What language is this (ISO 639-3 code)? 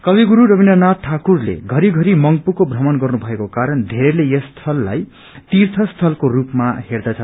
nep